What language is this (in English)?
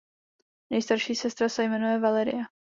Czech